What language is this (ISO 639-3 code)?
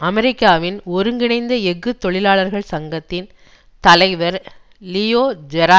tam